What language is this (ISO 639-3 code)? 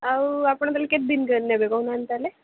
ori